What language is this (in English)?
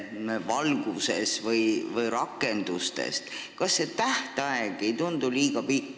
Estonian